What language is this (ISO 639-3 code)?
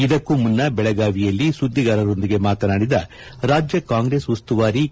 kan